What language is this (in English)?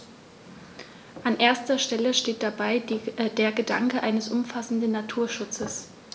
German